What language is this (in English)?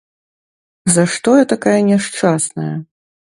Belarusian